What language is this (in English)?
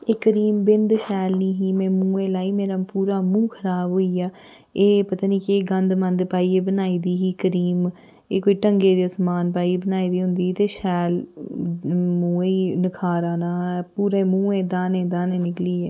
Dogri